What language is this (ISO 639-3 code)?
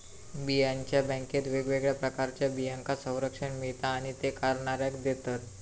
mar